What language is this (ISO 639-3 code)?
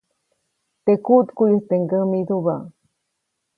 zoc